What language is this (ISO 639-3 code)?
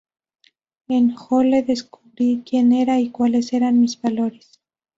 spa